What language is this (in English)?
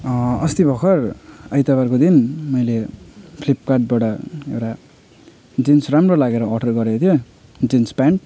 Nepali